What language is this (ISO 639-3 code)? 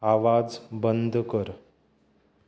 kok